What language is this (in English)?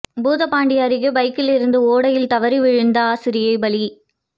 Tamil